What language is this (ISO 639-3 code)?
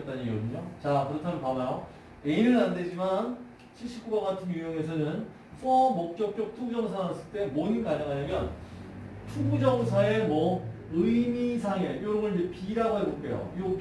kor